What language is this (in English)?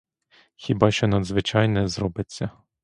Ukrainian